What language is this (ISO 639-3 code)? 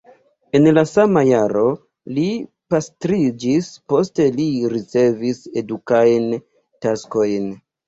epo